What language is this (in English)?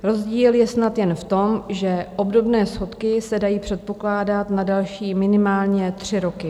Czech